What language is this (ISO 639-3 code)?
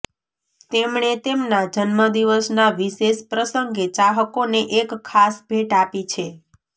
guj